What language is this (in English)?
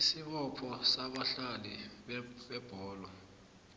South Ndebele